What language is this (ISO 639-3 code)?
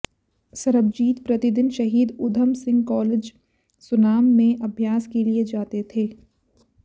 hin